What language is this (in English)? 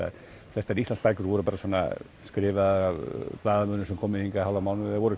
Icelandic